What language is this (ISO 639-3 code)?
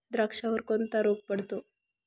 mar